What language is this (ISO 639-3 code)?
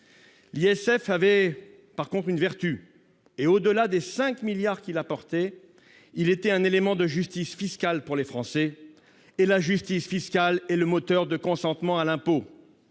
fra